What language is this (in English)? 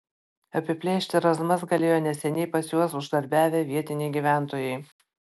Lithuanian